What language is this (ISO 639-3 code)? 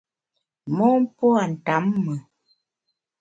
bax